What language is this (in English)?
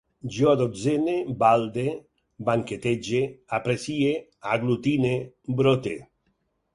Catalan